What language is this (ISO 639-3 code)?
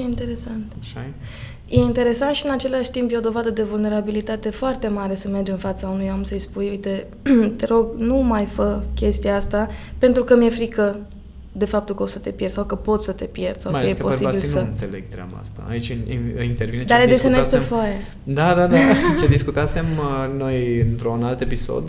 ron